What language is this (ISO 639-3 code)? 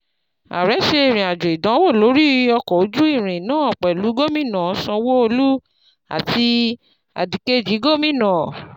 yor